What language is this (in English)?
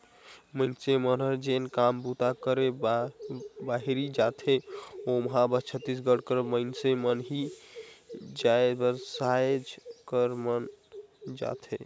Chhattisgarhi